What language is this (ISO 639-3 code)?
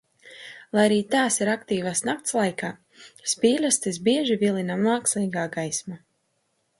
lav